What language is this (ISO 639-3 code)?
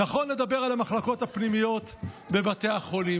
heb